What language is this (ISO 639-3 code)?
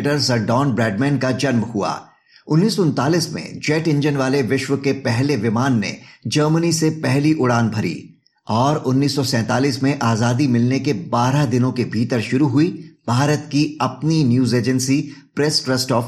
hin